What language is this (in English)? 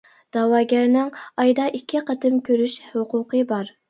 Uyghur